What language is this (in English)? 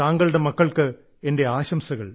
Malayalam